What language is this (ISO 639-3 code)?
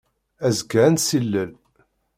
kab